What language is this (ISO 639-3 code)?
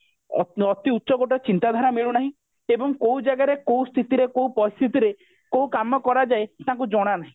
ori